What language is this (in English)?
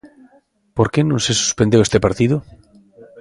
Galician